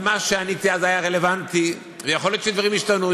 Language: Hebrew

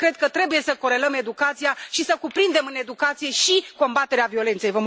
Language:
Romanian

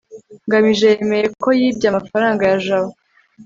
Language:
Kinyarwanda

